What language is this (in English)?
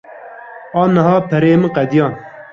Kurdish